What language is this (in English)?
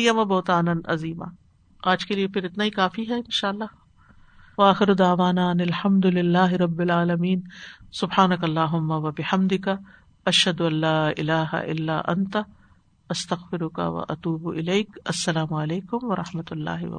Urdu